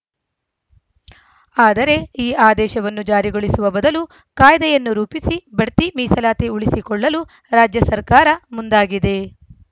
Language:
Kannada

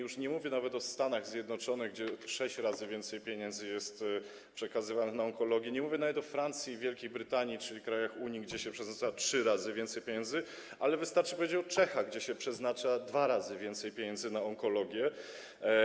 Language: Polish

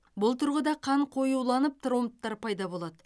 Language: Kazakh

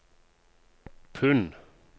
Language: Norwegian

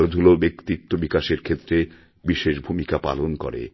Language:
Bangla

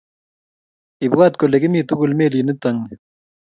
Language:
Kalenjin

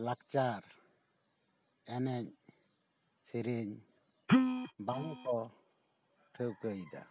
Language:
Santali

